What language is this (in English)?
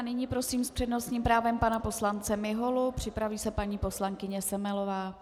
Czech